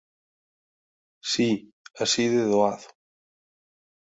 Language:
Galician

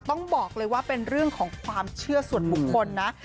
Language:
Thai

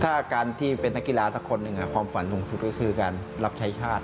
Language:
Thai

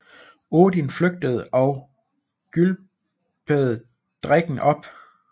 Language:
Danish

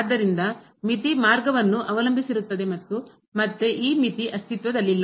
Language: Kannada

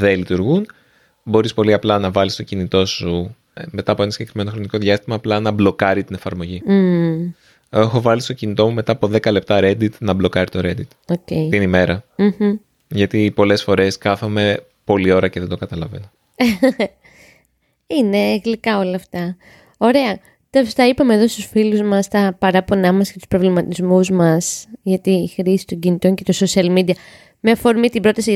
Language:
Greek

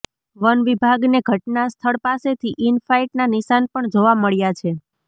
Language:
Gujarati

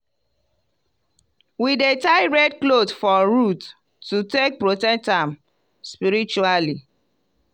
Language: Nigerian Pidgin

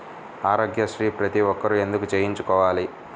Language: Telugu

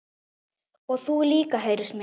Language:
Icelandic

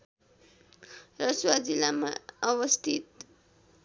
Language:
Nepali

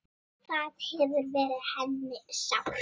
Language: Icelandic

